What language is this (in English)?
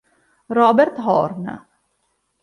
Italian